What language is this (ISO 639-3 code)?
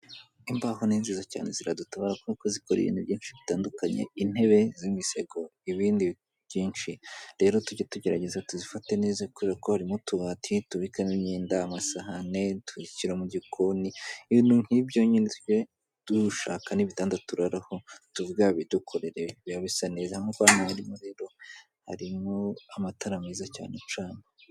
kin